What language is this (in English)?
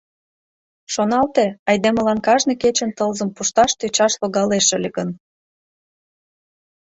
Mari